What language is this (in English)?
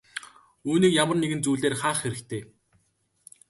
Mongolian